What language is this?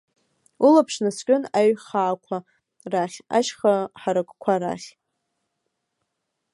Abkhazian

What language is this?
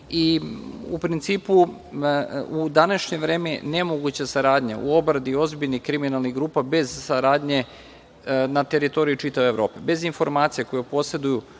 Serbian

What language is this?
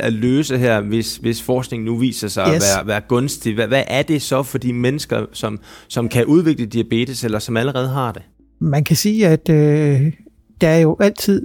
Danish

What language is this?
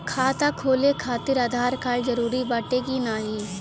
Bhojpuri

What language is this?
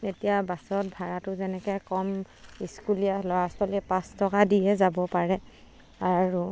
Assamese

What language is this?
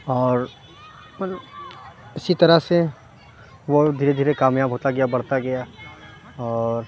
Urdu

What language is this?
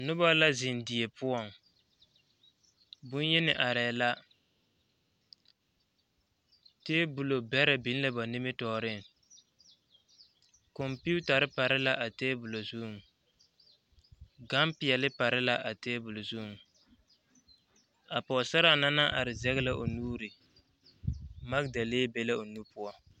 Southern Dagaare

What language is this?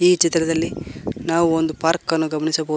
Kannada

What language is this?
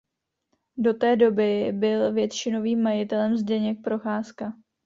Czech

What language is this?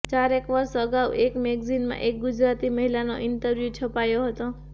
Gujarati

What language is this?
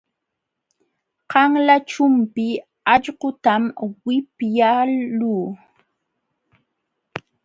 Jauja Wanca Quechua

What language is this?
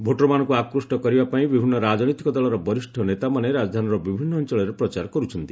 Odia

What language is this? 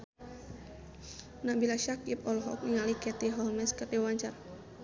Sundanese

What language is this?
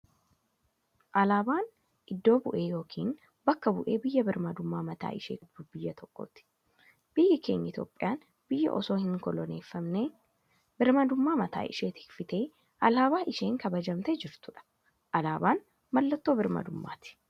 Oromo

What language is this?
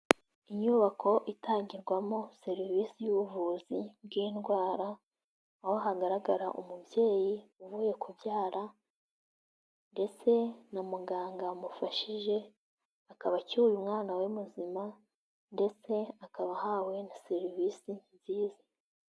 Kinyarwanda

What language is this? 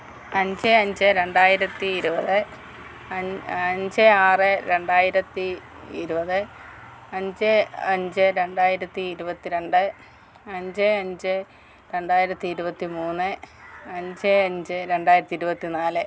Malayalam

